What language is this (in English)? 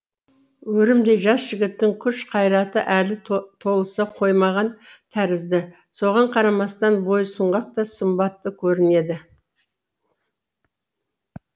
Kazakh